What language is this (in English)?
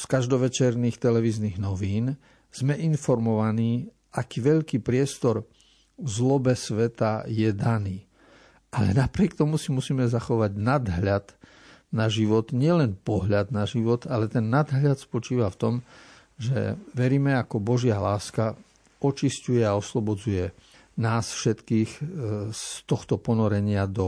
Slovak